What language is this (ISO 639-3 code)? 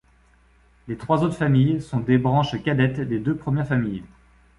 fra